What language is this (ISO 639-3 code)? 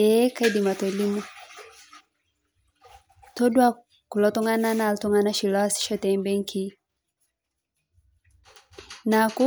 mas